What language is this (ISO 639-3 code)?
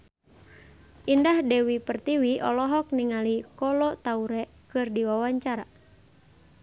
sun